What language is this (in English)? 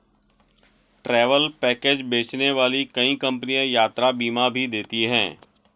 Hindi